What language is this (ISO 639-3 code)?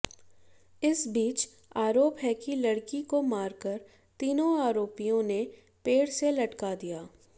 hin